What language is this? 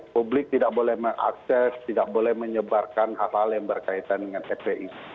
Indonesian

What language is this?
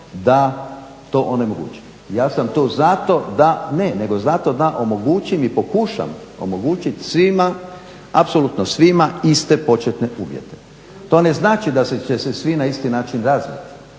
Croatian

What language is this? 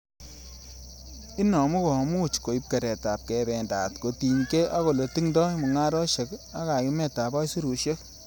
Kalenjin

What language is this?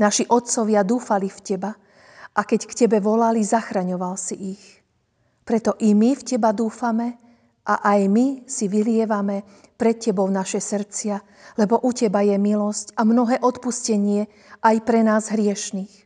Slovak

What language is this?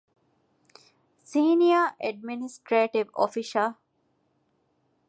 Divehi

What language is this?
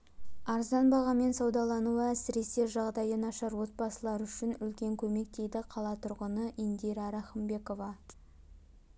Kazakh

